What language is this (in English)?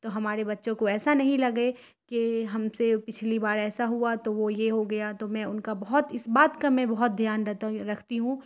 Urdu